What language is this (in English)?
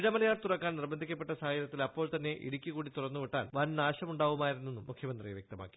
Malayalam